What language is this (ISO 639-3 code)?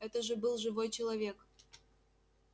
rus